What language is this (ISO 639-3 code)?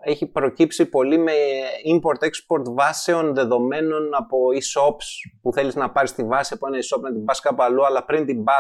ell